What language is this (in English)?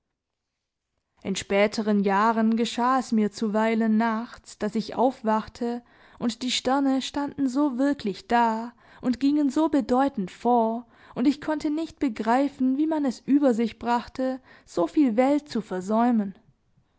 German